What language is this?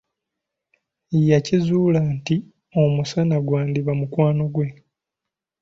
Ganda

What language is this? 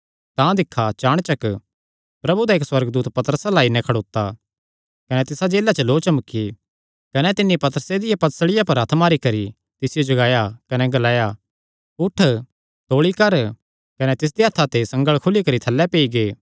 Kangri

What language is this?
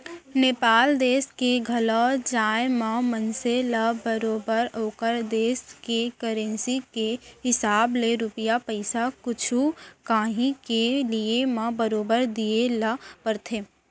Chhattisgarhi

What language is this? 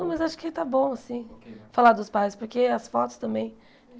Portuguese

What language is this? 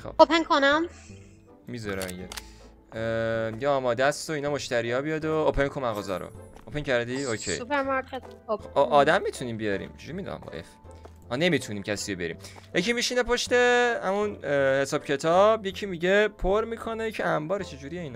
Persian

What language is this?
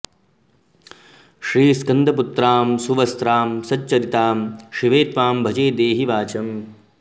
Sanskrit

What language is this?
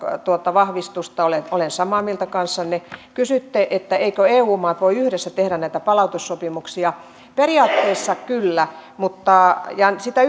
Finnish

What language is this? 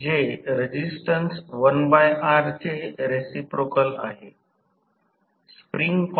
Marathi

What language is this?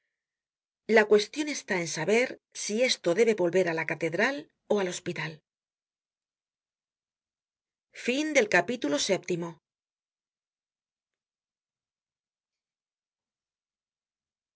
Spanish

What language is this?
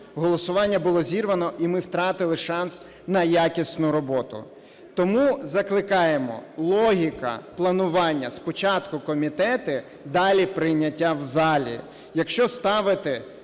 Ukrainian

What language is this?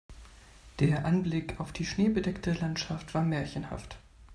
German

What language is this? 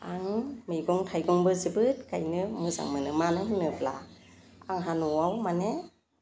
Bodo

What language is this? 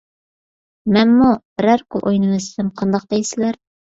Uyghur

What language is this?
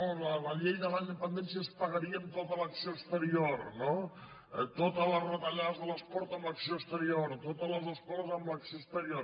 Catalan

